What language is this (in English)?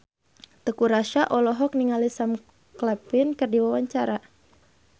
Sundanese